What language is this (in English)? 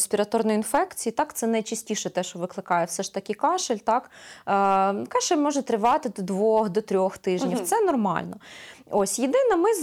Ukrainian